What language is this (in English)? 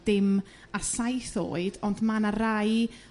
Welsh